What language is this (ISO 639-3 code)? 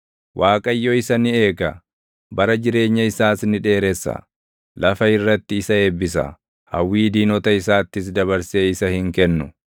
orm